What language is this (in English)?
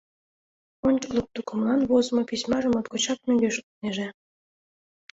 Mari